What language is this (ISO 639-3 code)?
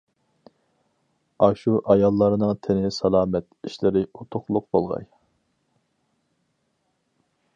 uig